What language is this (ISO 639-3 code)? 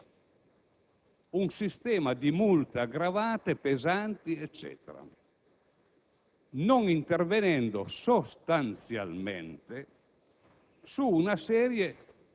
ita